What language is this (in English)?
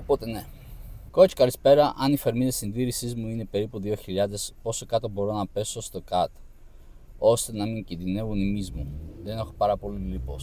Greek